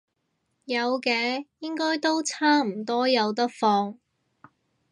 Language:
Cantonese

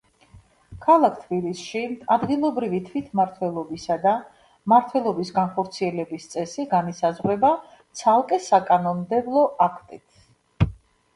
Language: Georgian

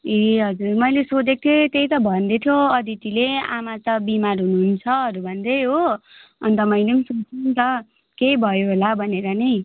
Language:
Nepali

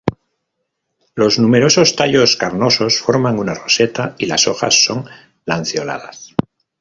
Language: Spanish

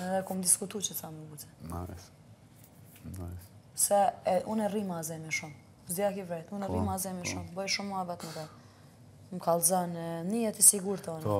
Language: Romanian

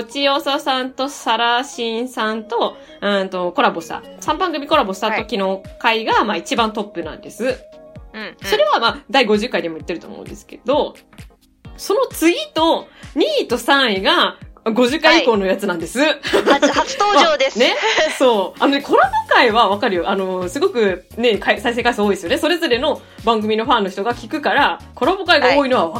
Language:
Japanese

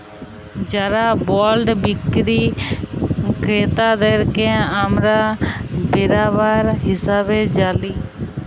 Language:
Bangla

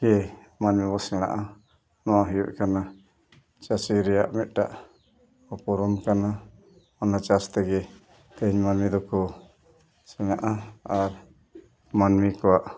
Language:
Santali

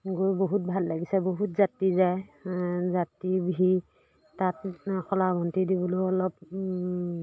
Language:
Assamese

